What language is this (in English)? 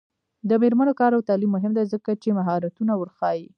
Pashto